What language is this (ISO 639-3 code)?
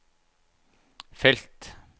nor